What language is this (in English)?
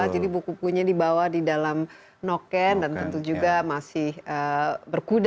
Indonesian